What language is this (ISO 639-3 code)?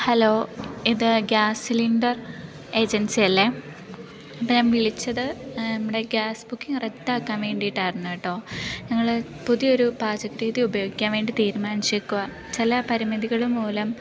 mal